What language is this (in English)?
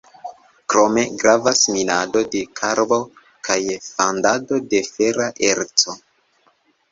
Esperanto